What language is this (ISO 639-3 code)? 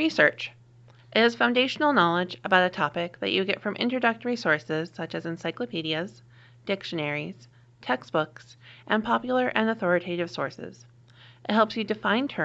eng